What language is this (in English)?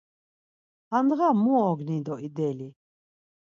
Laz